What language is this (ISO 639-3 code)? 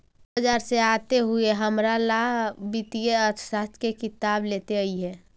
mag